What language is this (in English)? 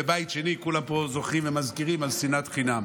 Hebrew